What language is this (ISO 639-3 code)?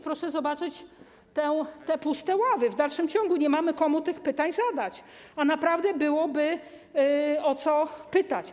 pol